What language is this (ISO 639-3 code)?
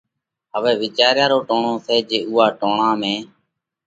kvx